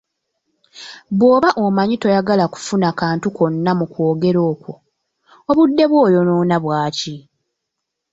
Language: Ganda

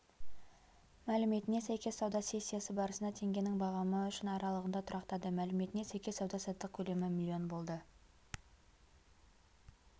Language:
Kazakh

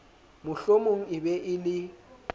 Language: Southern Sotho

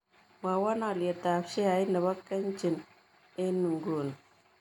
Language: Kalenjin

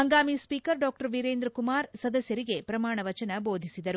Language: Kannada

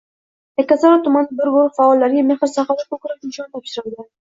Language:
Uzbek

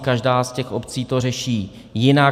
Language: Czech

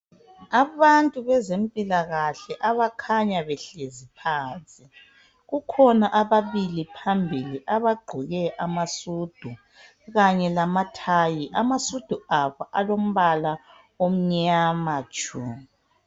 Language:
North Ndebele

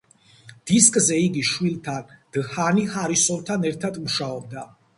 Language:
Georgian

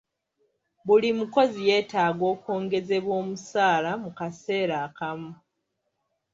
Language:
Ganda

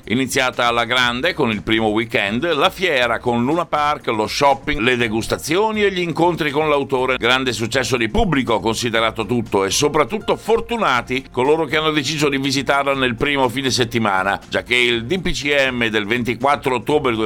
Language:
Italian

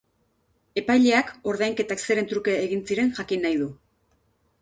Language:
Basque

